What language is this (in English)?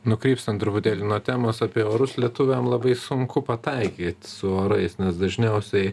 Lithuanian